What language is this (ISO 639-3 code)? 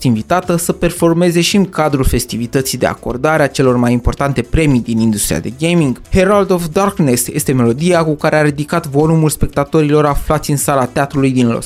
ron